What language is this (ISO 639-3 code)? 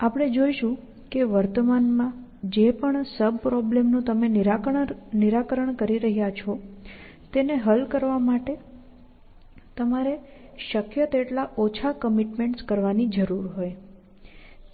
guj